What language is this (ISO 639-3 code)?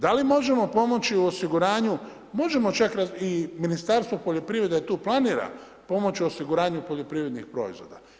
hrv